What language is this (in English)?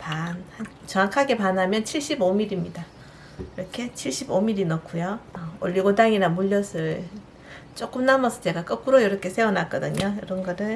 Korean